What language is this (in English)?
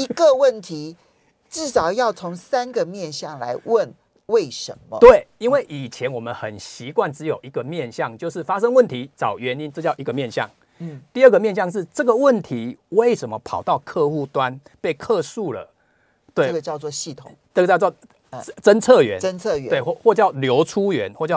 Chinese